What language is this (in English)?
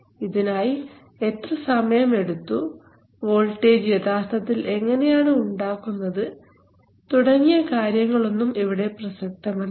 Malayalam